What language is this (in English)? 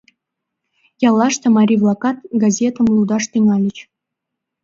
Mari